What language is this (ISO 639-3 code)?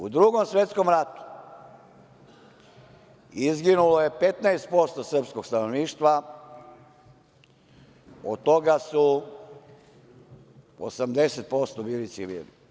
srp